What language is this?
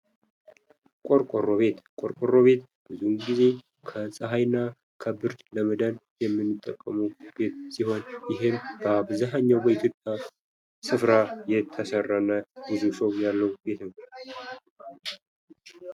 Amharic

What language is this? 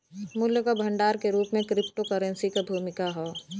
Bhojpuri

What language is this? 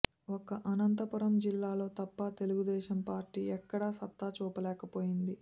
Telugu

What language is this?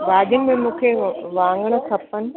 Sindhi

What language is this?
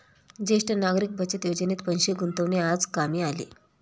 Marathi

